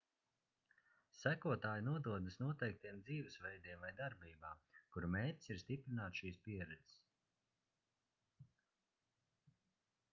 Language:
Latvian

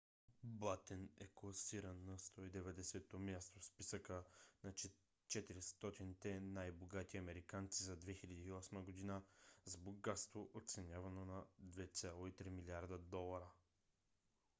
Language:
Bulgarian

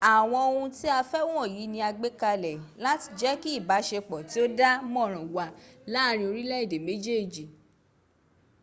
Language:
Yoruba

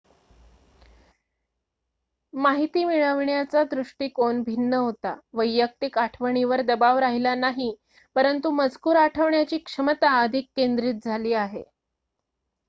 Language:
Marathi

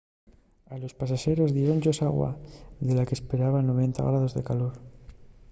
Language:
Asturian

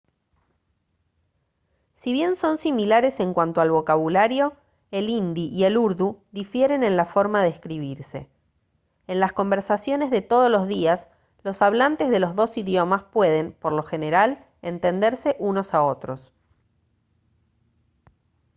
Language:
Spanish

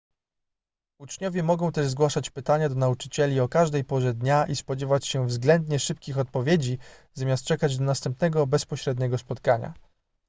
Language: Polish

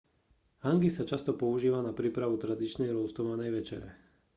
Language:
Slovak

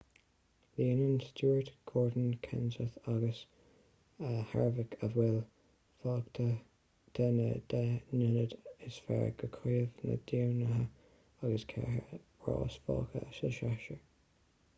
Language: Irish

